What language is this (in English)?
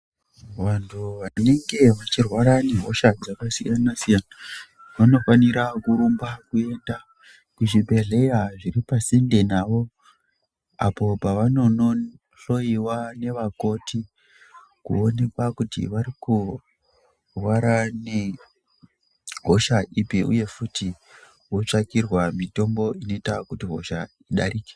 Ndau